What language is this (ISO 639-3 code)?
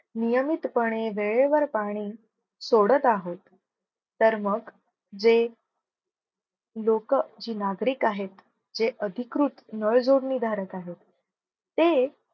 mar